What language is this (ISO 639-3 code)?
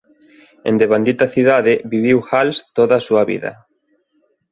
glg